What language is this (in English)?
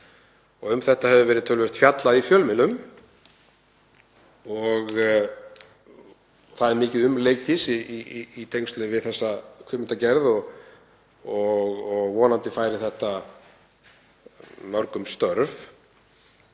Icelandic